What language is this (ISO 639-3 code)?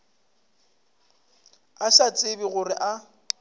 nso